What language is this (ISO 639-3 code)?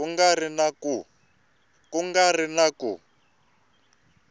tso